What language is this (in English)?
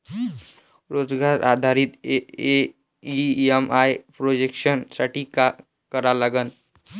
Marathi